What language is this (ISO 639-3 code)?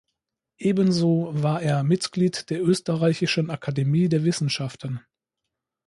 deu